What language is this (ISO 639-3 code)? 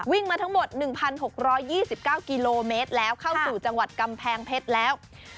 tha